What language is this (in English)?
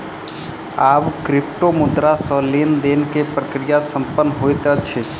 Maithili